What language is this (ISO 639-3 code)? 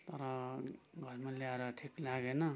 nep